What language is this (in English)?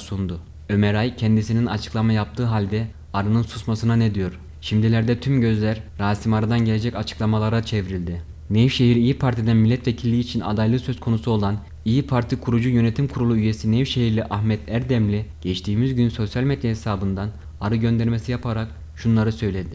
Turkish